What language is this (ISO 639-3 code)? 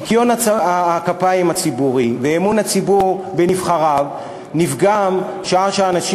heb